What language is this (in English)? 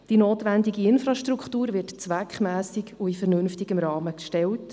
Swiss German